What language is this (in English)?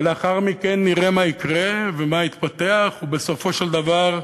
Hebrew